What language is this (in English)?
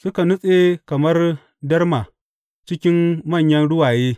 Hausa